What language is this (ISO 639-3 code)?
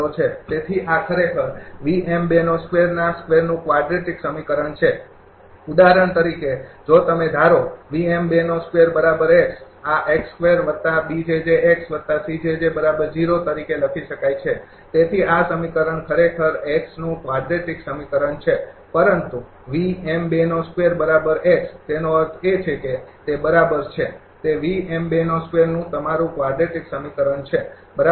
guj